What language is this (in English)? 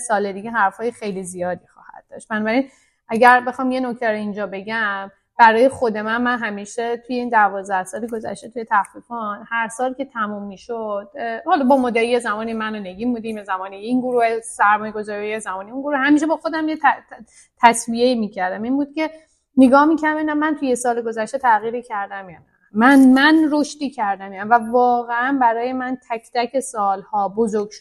Persian